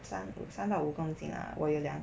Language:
English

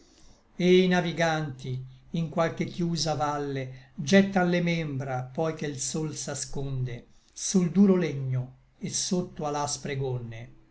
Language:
Italian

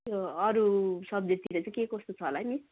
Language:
Nepali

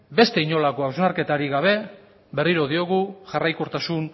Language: Basque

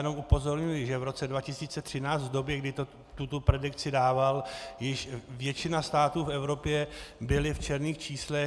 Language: Czech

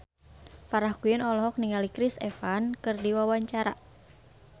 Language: Sundanese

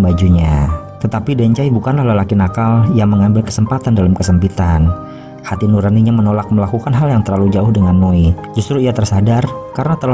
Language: Indonesian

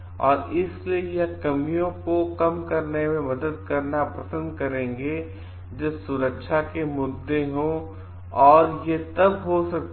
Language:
Hindi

